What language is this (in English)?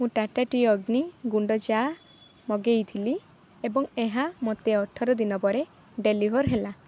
Odia